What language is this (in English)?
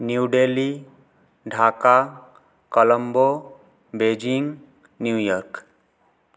Sanskrit